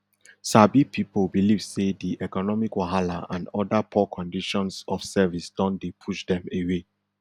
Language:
Nigerian Pidgin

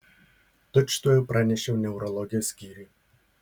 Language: Lithuanian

